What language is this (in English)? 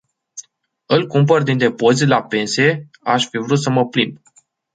Romanian